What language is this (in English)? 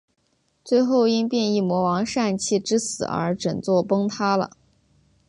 Chinese